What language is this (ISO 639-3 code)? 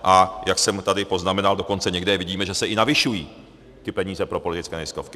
ces